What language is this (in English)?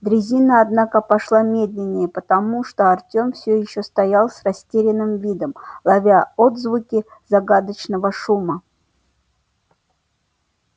Russian